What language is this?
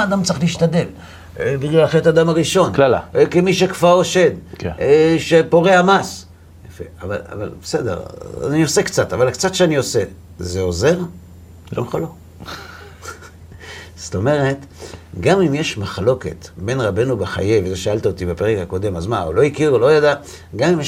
Hebrew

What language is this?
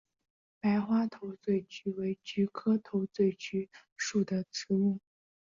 Chinese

